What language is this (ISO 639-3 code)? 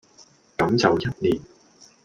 yue